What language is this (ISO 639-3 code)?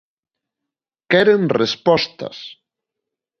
glg